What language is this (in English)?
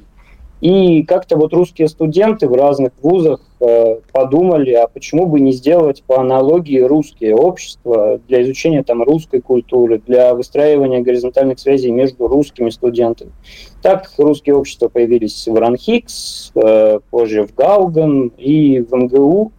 Russian